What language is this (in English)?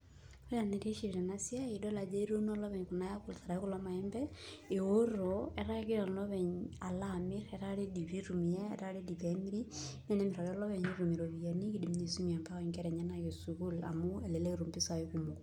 Masai